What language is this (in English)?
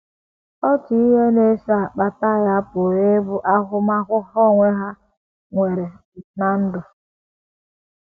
Igbo